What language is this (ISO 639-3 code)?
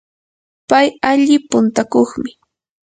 qur